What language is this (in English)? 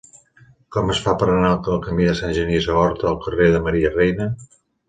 Catalan